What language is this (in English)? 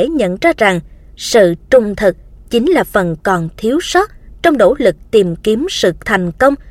Vietnamese